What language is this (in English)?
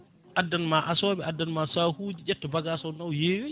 Fula